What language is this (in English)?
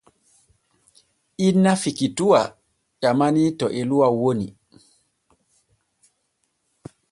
Borgu Fulfulde